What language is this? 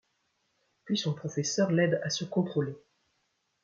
French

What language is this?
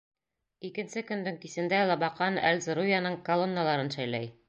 Bashkir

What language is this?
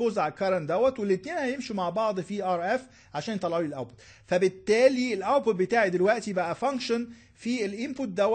Arabic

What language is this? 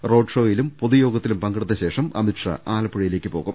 Malayalam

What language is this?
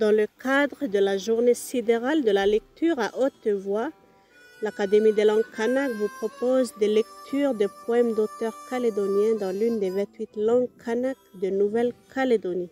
French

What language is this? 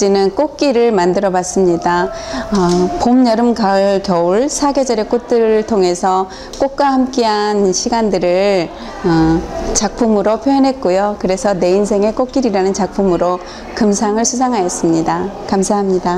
Korean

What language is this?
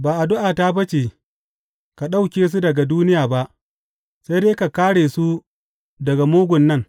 Hausa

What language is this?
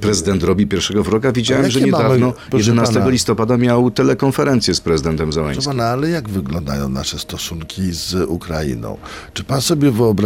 Polish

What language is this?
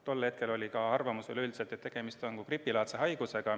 Estonian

